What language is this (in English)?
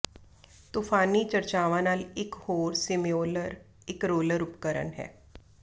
Punjabi